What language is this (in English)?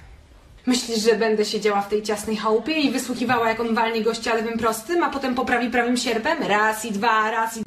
Polish